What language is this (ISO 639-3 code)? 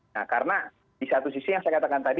ind